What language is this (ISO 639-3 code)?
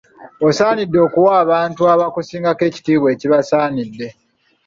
lug